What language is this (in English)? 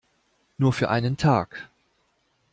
German